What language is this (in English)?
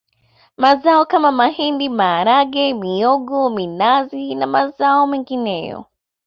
Swahili